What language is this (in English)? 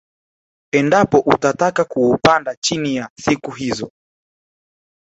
Swahili